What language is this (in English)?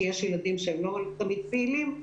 Hebrew